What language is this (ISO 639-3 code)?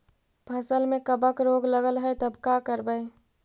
mag